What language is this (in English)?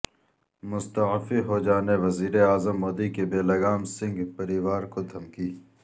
Urdu